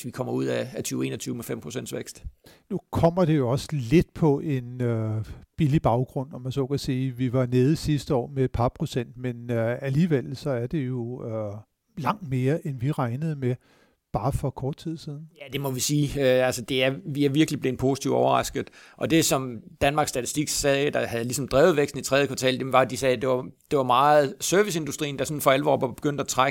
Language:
Danish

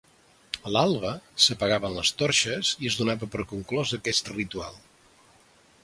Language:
Catalan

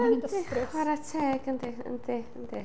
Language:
Welsh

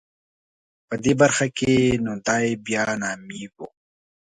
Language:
Pashto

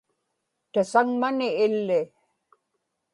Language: Inupiaq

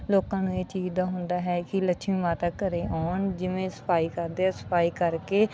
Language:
Punjabi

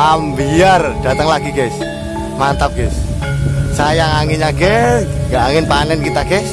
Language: Indonesian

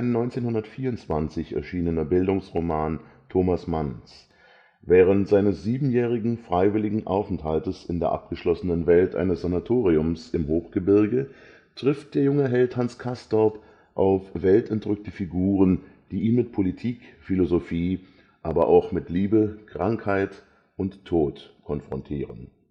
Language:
German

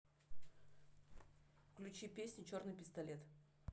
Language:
Russian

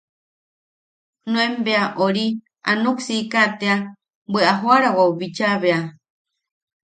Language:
Yaqui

